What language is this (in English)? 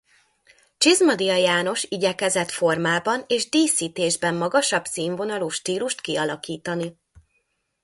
Hungarian